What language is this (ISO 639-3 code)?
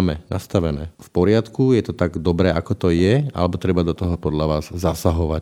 slk